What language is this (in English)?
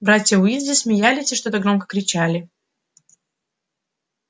Russian